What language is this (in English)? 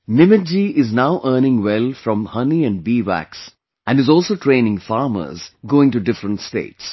English